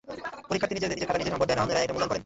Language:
Bangla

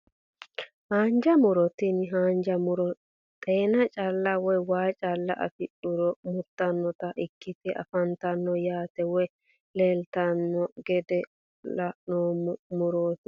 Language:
Sidamo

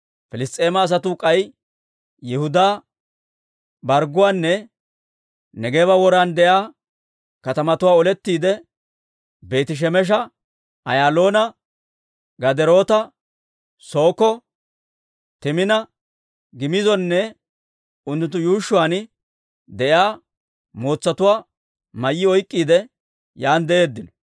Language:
Dawro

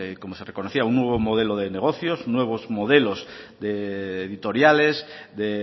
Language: Spanish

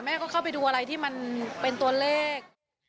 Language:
Thai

